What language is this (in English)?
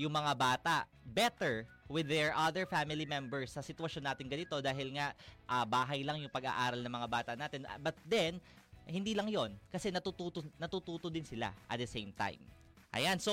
Filipino